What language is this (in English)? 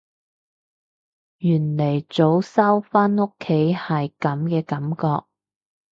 Cantonese